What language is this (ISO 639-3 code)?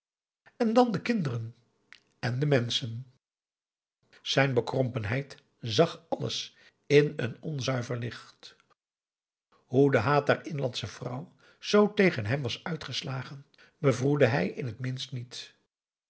nld